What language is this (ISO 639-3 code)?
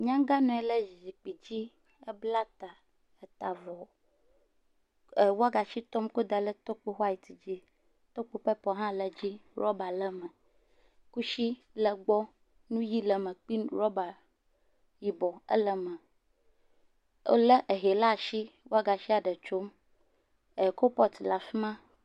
ewe